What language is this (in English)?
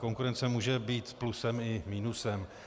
Czech